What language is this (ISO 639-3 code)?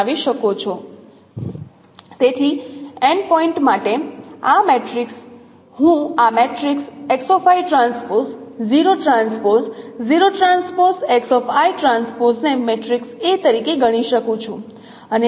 guj